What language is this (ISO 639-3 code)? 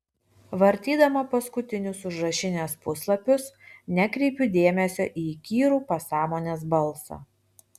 lit